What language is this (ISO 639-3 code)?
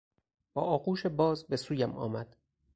fas